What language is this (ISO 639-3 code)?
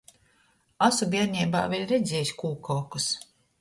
ltg